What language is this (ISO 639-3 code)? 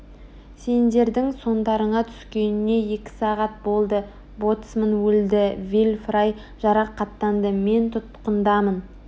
kaz